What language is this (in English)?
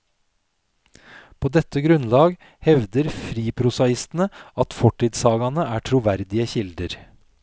Norwegian